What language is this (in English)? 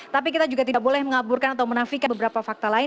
Indonesian